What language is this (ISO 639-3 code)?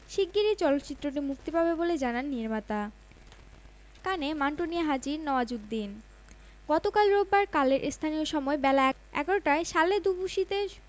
ben